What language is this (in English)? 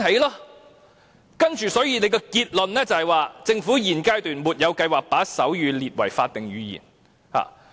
Cantonese